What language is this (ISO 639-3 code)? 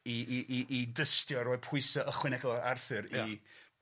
cym